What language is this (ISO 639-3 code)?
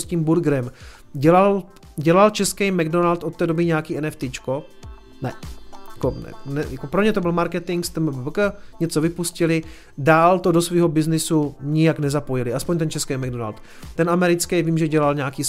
ces